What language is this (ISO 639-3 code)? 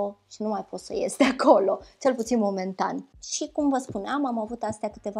ron